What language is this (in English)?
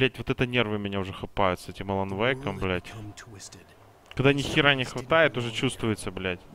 Russian